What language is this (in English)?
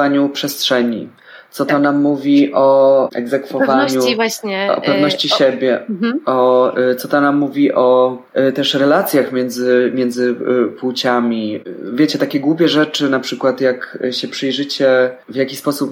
Polish